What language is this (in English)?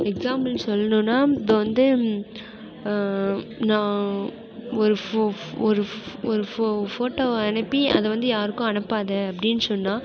Tamil